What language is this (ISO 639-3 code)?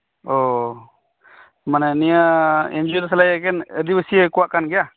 sat